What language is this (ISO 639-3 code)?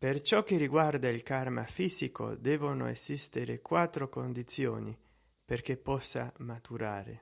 ita